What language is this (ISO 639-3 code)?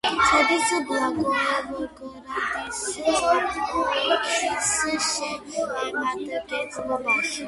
kat